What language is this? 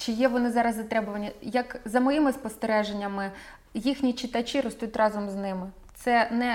Ukrainian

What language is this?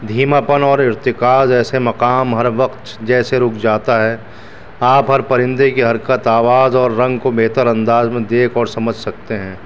Urdu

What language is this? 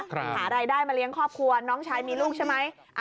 Thai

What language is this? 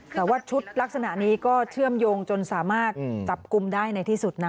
Thai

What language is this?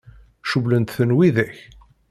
Kabyle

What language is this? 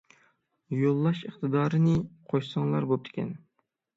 Uyghur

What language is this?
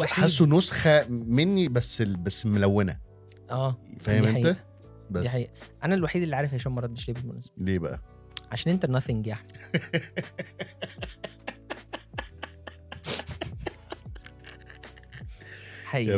Arabic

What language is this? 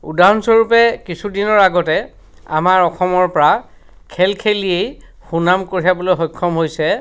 Assamese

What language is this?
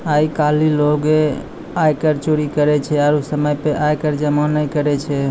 Maithili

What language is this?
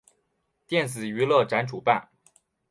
Chinese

